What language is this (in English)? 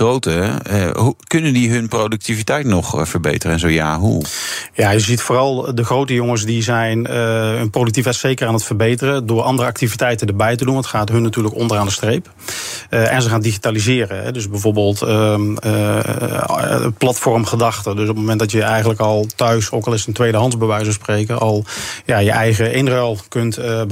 Dutch